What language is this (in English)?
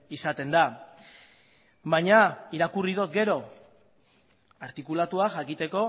Basque